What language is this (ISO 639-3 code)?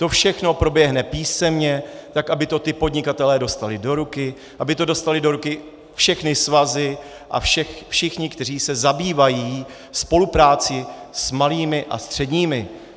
ces